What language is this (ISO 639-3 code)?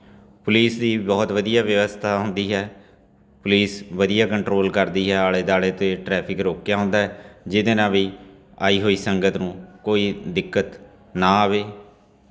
pan